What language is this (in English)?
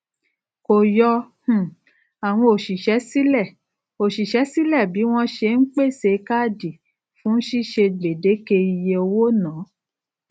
Yoruba